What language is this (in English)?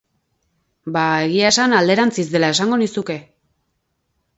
Basque